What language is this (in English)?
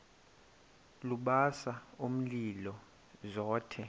Xhosa